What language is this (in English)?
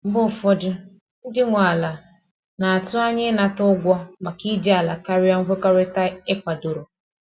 Igbo